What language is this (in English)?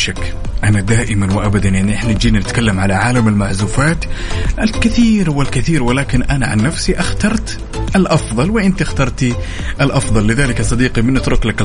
Arabic